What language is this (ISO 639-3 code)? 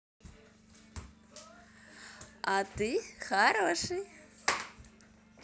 rus